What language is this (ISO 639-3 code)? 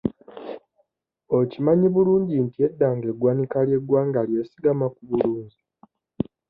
lug